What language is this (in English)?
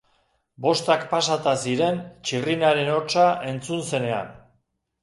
Basque